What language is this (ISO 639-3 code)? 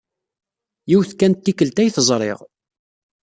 kab